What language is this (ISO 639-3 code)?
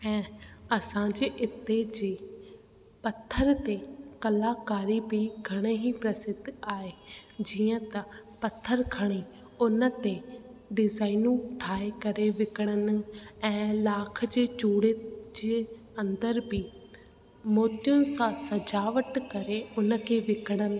snd